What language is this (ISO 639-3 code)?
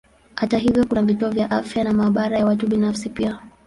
swa